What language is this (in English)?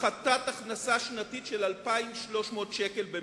Hebrew